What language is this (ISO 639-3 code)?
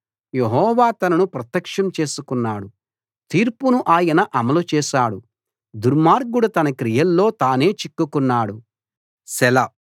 tel